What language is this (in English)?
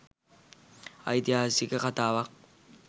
Sinhala